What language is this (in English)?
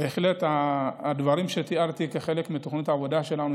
Hebrew